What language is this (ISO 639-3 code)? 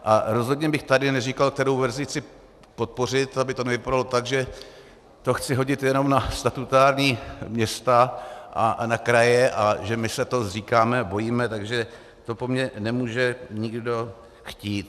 ces